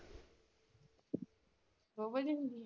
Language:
Punjabi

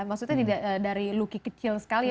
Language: Indonesian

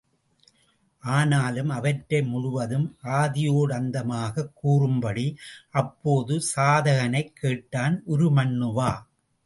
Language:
Tamil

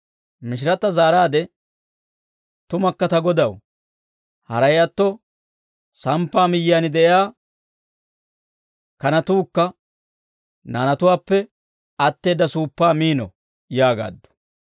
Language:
Dawro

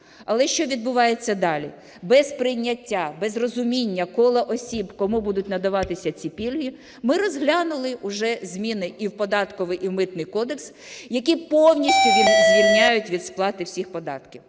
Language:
Ukrainian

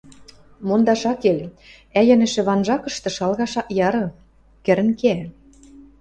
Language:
Western Mari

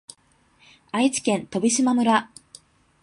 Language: Japanese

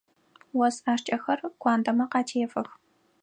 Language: Adyghe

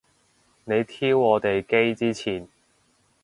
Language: Cantonese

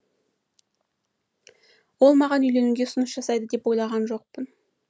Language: Kazakh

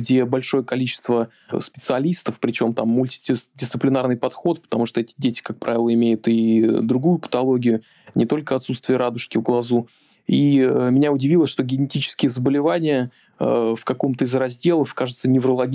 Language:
Russian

